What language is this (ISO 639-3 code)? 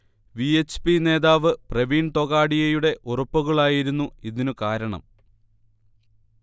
mal